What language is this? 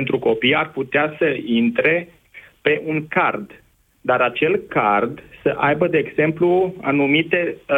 Romanian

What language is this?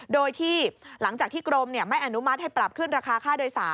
Thai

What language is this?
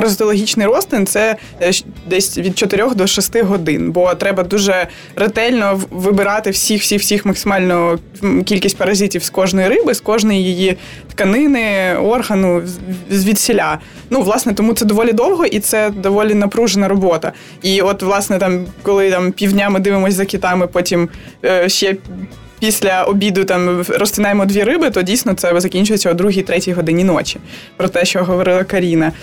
Ukrainian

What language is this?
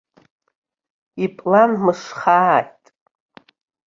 Abkhazian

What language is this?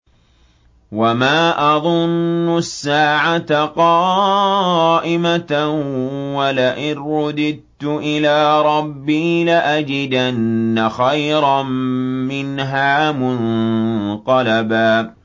Arabic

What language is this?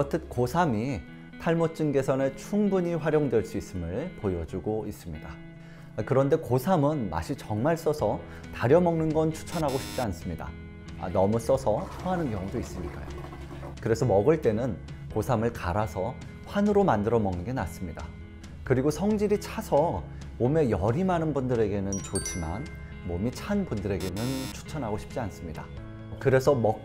Korean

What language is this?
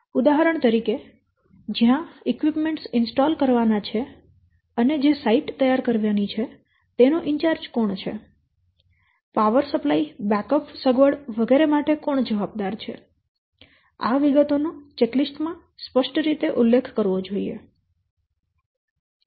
Gujarati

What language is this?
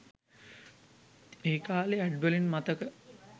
Sinhala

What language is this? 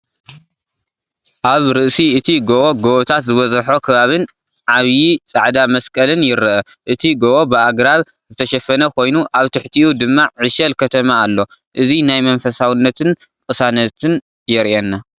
Tigrinya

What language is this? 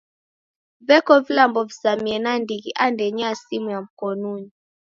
Taita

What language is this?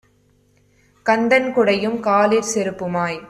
Tamil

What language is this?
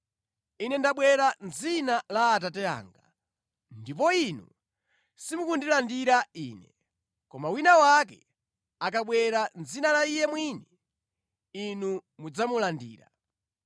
Nyanja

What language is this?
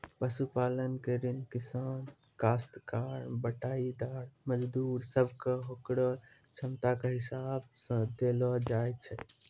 Maithili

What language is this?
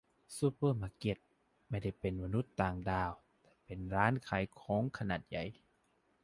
Thai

